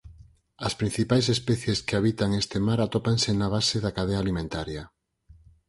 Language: Galician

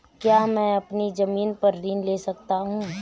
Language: Hindi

